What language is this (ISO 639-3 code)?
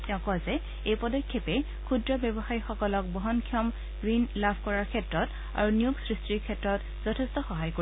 asm